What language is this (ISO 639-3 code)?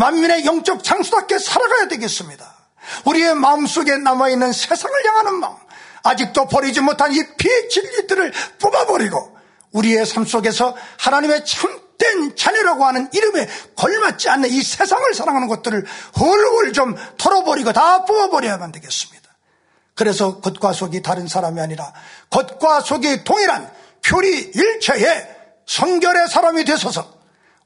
kor